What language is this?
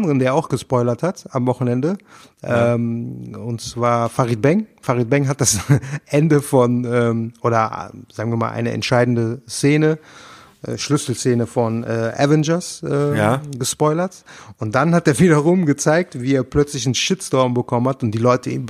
German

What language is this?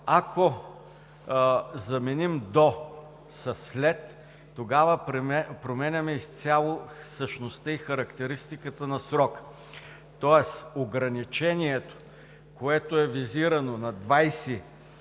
Bulgarian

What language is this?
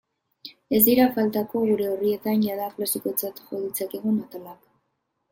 Basque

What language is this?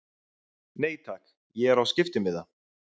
Icelandic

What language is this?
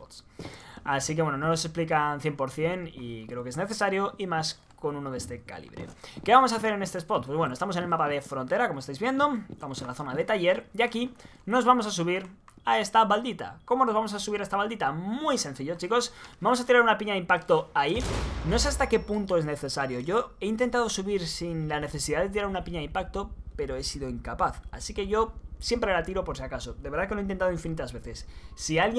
Spanish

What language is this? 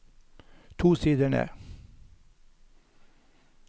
Norwegian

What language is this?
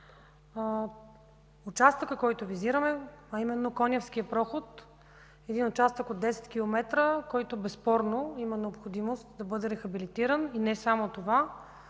Bulgarian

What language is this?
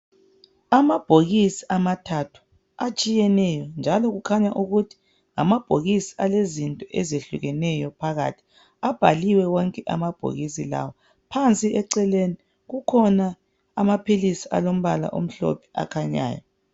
North Ndebele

